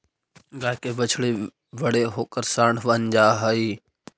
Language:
Magahi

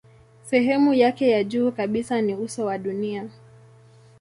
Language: Swahili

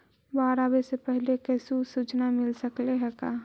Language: Magahi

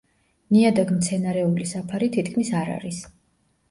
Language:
Georgian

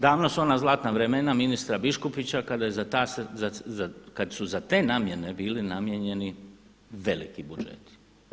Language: Croatian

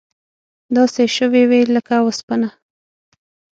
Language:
Pashto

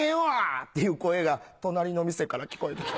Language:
Japanese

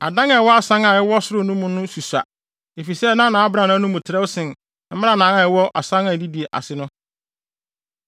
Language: Akan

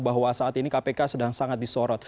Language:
Indonesian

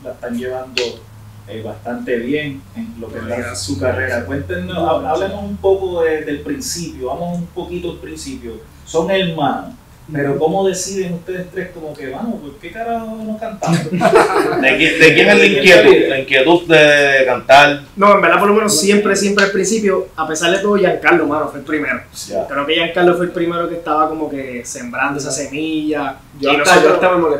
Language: Spanish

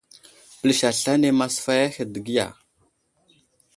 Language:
Wuzlam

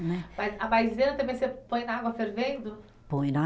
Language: Portuguese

